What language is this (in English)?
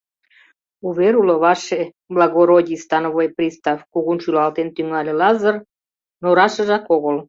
Mari